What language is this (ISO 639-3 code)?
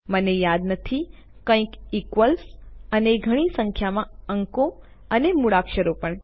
guj